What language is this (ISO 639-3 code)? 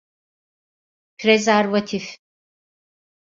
tur